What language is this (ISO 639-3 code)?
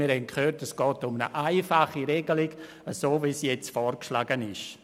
gsw